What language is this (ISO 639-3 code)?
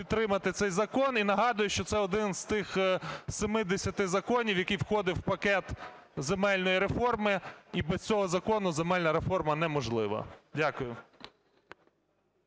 ukr